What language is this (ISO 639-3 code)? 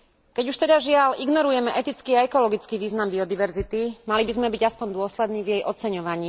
slk